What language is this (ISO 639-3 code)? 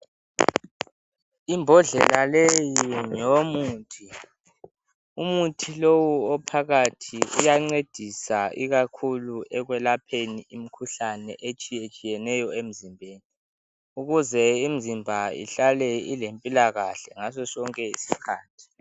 nde